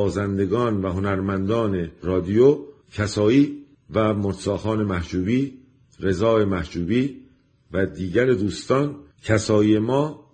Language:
Persian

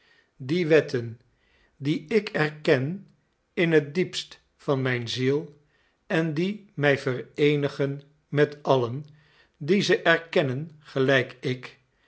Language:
Dutch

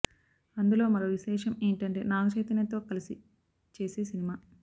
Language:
Telugu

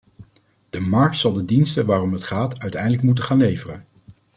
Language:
Dutch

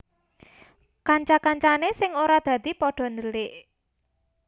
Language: Javanese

